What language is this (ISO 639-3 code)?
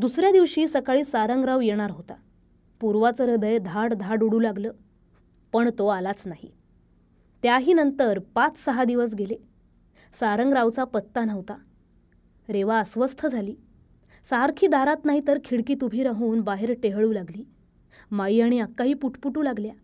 mar